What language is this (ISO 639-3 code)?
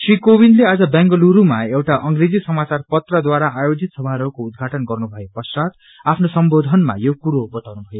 nep